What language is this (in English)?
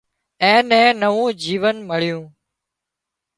Wadiyara Koli